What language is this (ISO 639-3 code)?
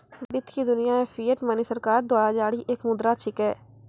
mai